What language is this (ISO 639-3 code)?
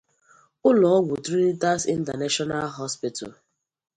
ibo